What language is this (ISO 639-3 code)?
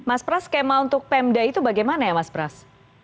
ind